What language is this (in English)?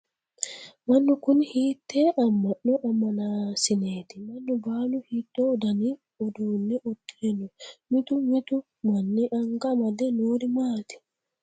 Sidamo